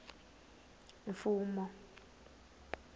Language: Tsonga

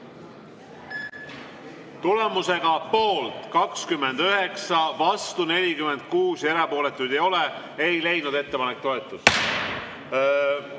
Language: Estonian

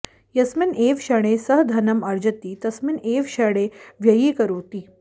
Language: Sanskrit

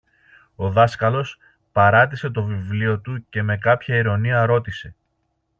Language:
Greek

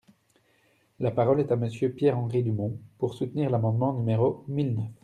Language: French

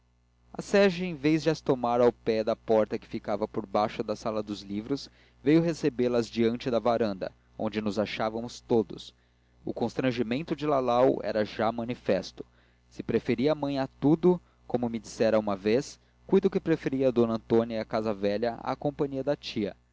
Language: Portuguese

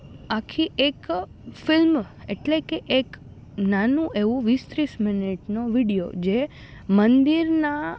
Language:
Gujarati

